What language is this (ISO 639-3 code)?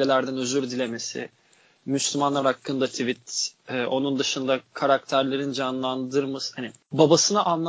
tur